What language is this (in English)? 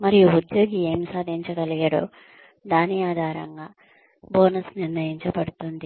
Telugu